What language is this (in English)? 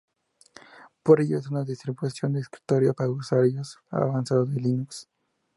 Spanish